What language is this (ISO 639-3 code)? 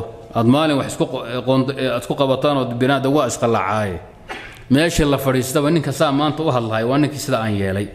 ara